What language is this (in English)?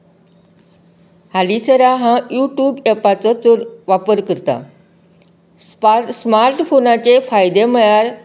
Konkani